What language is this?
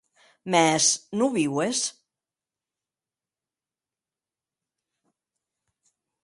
Occitan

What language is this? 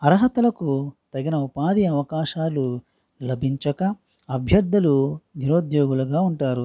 Telugu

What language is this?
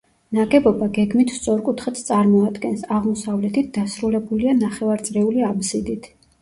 Georgian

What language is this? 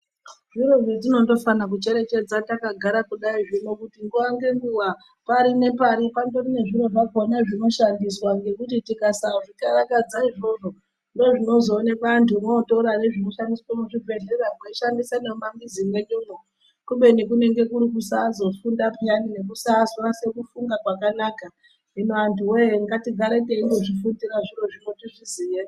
Ndau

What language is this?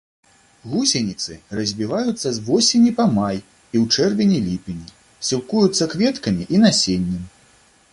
Belarusian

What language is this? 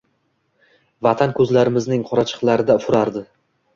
Uzbek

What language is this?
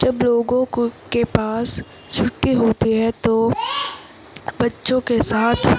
Urdu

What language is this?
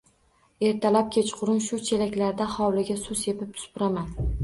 Uzbek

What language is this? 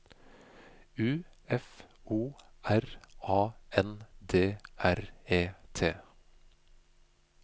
Norwegian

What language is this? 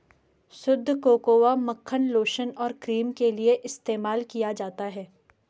Hindi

